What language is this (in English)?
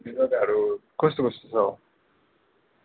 Nepali